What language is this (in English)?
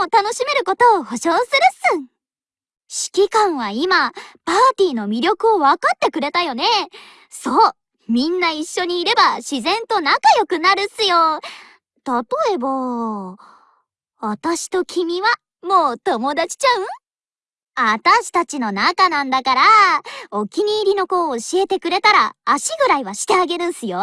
Japanese